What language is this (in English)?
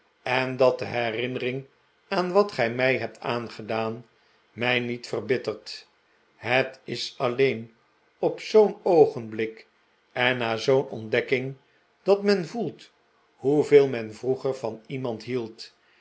Dutch